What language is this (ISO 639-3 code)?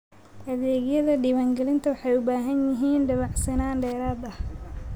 som